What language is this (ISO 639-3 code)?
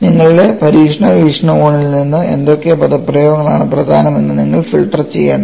mal